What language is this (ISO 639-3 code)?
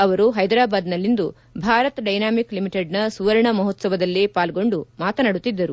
kan